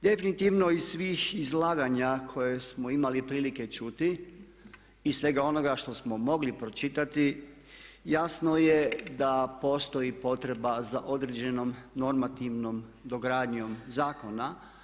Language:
Croatian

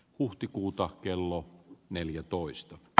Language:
Finnish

